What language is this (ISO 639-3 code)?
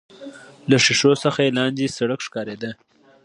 pus